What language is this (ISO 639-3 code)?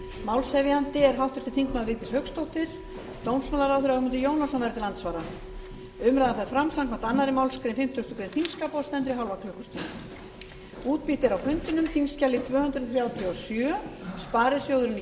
isl